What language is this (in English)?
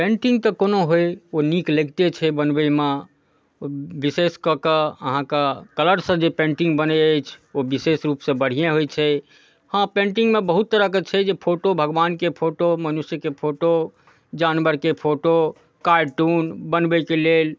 Maithili